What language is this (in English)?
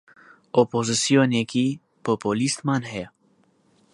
Central Kurdish